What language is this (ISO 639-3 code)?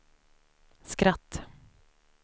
swe